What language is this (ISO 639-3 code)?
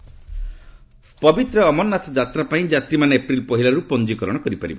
ori